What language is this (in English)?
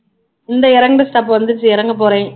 Tamil